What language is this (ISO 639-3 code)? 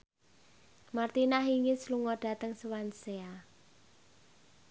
jav